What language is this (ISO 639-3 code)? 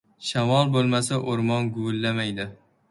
uzb